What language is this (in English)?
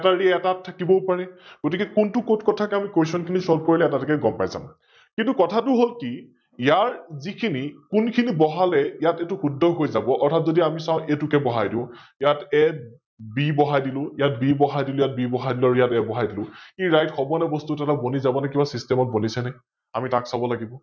Assamese